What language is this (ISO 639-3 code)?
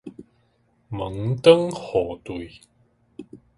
nan